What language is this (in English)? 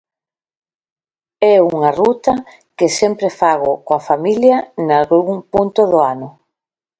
Galician